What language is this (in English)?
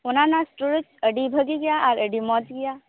Santali